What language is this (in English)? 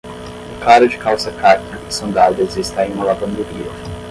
Portuguese